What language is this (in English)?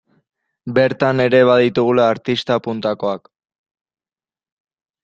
Basque